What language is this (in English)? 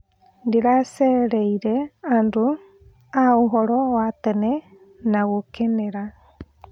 Kikuyu